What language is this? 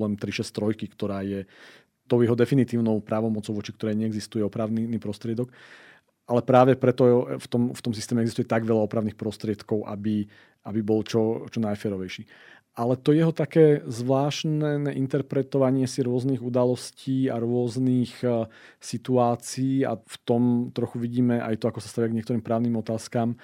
Slovak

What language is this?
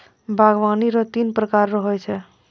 Maithili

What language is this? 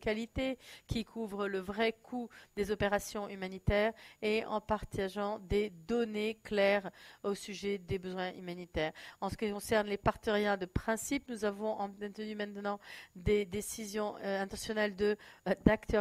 French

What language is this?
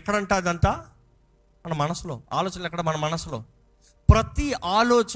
Telugu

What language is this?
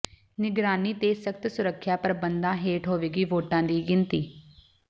Punjabi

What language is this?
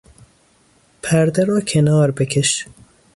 Persian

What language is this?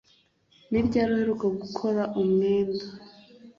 Kinyarwanda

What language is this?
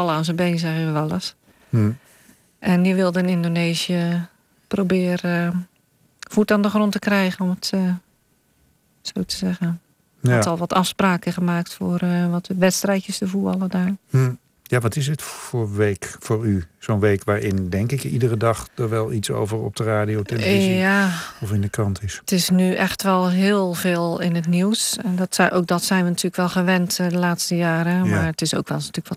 Dutch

